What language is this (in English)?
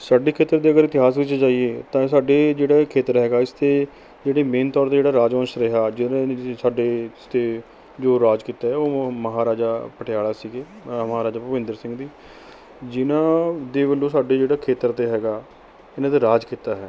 Punjabi